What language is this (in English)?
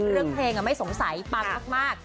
Thai